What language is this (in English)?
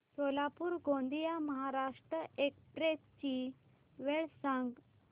Marathi